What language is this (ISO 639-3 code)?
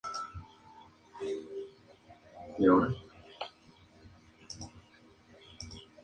spa